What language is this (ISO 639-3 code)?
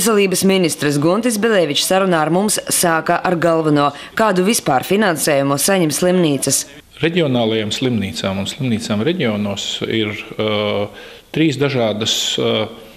lav